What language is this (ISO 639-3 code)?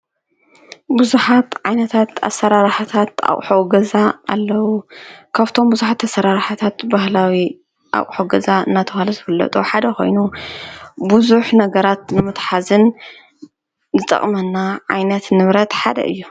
tir